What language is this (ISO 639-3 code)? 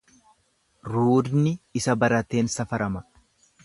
orm